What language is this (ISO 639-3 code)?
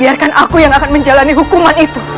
ind